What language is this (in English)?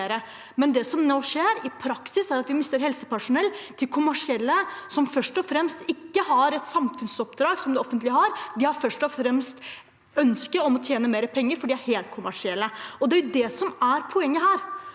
Norwegian